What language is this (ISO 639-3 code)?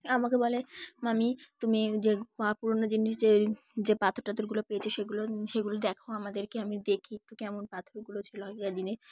ben